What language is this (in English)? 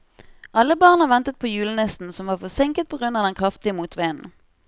Norwegian